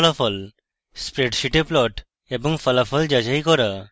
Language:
Bangla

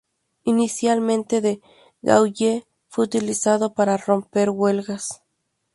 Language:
Spanish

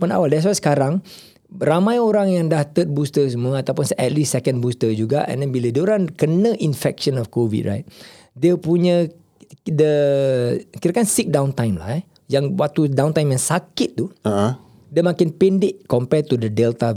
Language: Malay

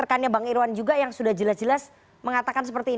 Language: Indonesian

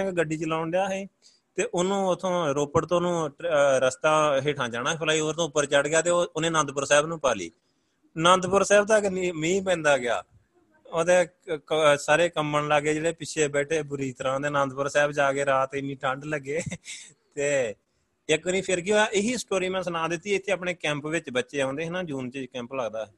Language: Punjabi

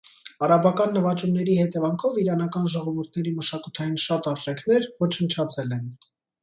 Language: Armenian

